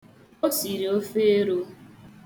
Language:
Igbo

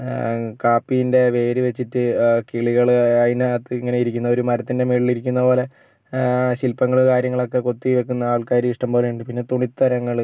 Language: Malayalam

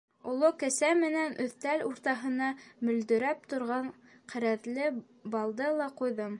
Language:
Bashkir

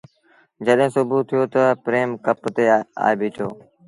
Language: Sindhi Bhil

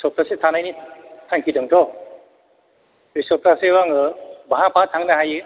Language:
Bodo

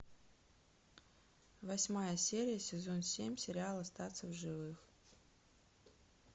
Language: Russian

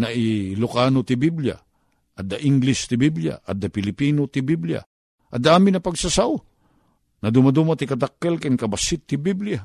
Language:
Filipino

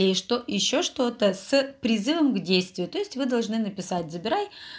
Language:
Russian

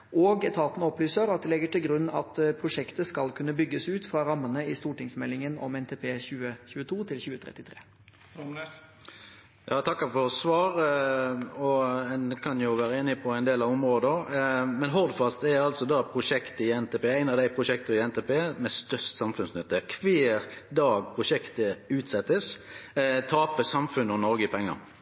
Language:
Norwegian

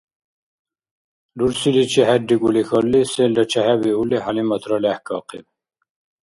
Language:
Dargwa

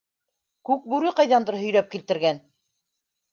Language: Bashkir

